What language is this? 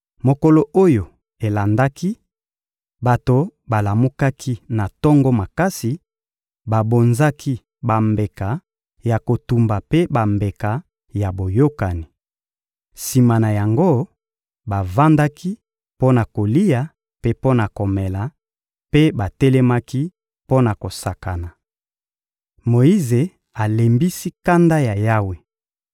Lingala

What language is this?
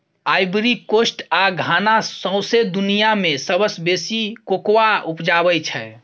Maithili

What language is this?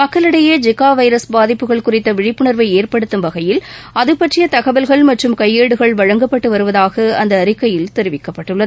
Tamil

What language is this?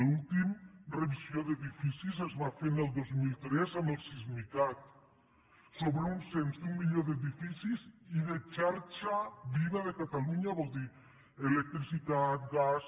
Catalan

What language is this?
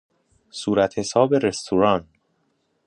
Persian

